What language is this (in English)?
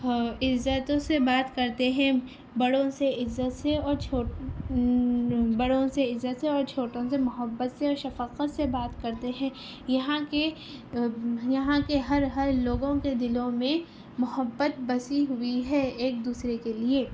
Urdu